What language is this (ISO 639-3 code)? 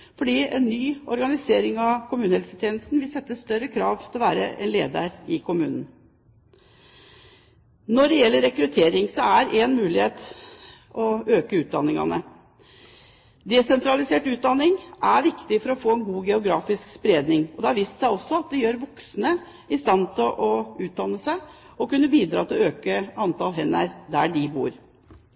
nob